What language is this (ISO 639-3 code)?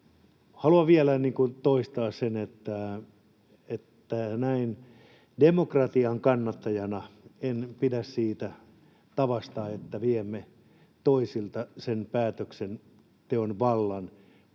fin